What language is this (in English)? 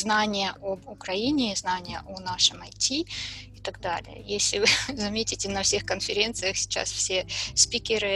Russian